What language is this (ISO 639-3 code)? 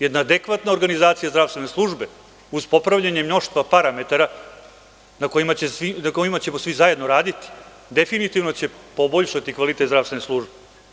srp